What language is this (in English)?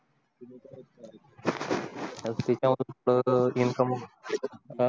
Marathi